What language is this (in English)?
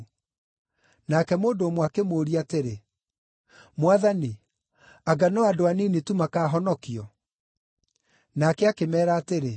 Kikuyu